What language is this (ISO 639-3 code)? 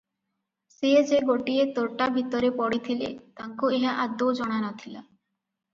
ori